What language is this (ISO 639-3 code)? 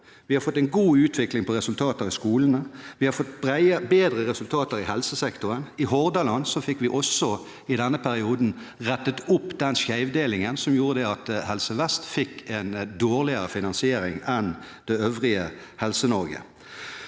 nor